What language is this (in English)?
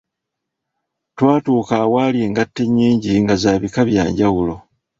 Ganda